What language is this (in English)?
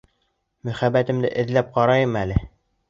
Bashkir